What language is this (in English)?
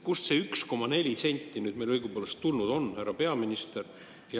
Estonian